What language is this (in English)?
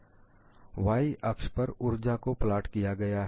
Hindi